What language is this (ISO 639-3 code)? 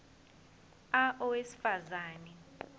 zul